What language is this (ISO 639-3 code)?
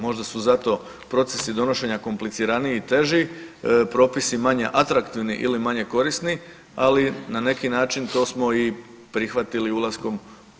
hrv